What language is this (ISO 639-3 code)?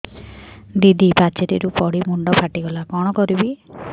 ori